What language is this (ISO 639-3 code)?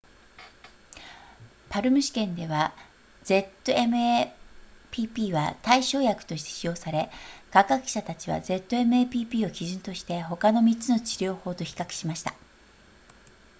jpn